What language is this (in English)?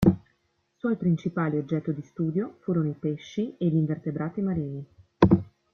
Italian